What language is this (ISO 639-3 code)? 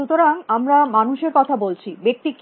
ben